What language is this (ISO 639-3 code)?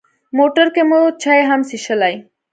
pus